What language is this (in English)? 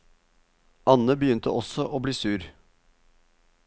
Norwegian